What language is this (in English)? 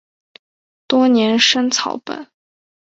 Chinese